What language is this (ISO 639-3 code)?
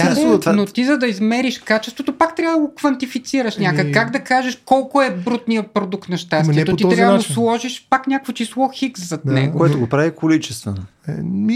bul